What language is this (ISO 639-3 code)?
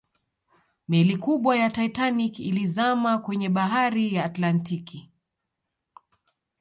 swa